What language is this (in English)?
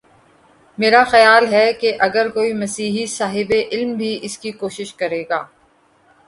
Urdu